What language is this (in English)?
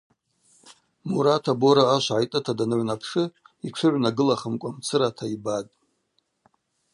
Abaza